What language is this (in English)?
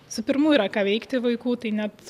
Lithuanian